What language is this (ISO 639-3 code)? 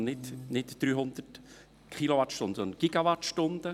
gsw